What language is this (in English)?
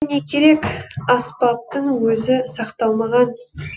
Kazakh